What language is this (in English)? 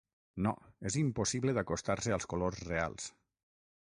Catalan